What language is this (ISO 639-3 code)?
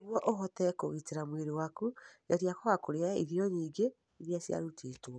kik